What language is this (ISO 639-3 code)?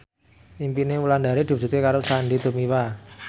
jav